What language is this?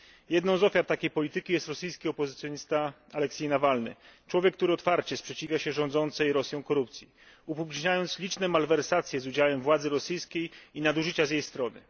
Polish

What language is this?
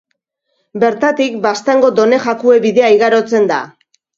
Basque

